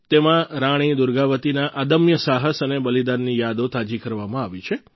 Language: Gujarati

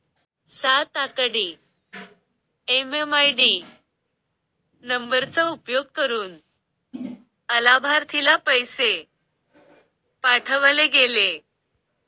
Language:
Marathi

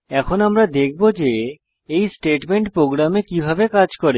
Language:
Bangla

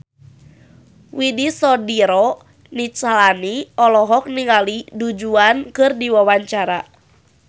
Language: Sundanese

